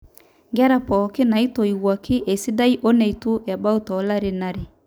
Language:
Masai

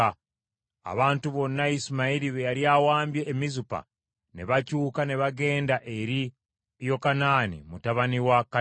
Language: Ganda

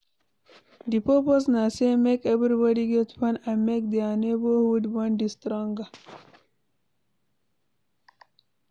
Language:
Nigerian Pidgin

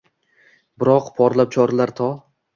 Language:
Uzbek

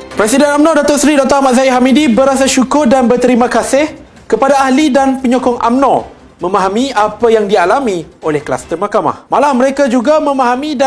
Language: Malay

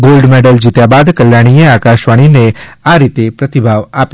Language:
Gujarati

